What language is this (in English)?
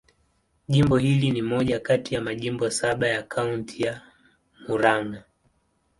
Swahili